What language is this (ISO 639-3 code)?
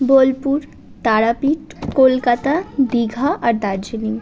ben